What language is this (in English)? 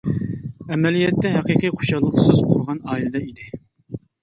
Uyghur